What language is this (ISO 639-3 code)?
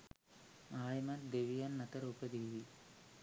sin